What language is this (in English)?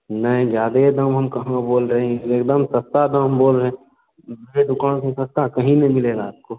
Hindi